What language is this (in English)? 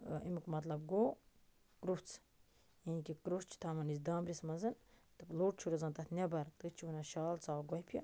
Kashmiri